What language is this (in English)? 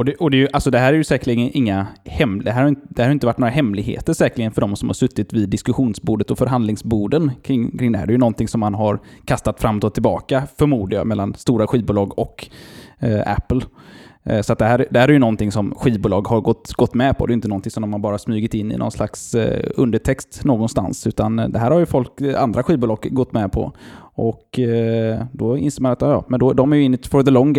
Swedish